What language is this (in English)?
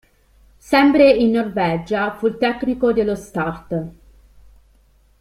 Italian